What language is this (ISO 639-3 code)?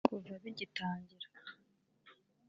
kin